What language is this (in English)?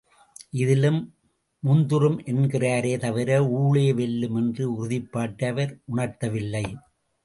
Tamil